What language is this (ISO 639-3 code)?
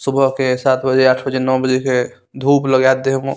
mai